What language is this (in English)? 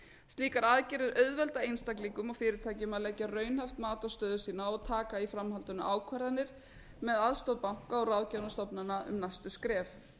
Icelandic